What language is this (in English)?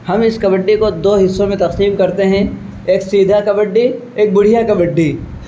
Urdu